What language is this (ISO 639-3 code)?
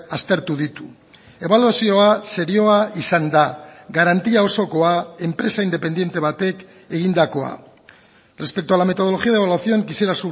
eus